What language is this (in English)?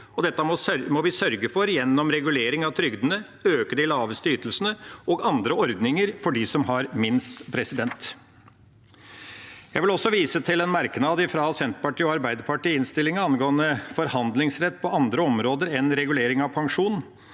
Norwegian